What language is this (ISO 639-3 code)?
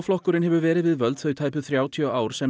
isl